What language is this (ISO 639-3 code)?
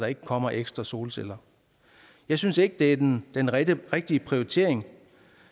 dan